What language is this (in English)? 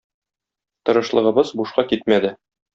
Tatar